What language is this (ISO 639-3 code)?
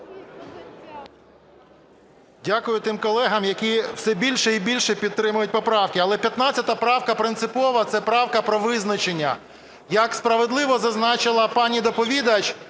ukr